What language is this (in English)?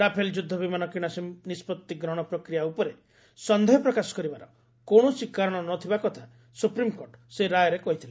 Odia